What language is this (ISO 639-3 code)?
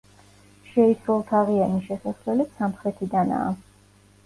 kat